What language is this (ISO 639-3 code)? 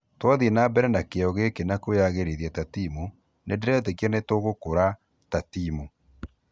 kik